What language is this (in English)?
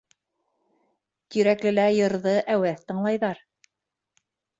Bashkir